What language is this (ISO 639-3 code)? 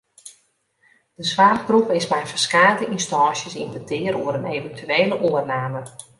fry